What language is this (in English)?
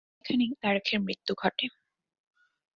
Bangla